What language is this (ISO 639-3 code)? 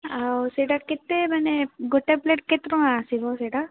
ori